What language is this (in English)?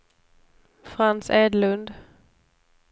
Swedish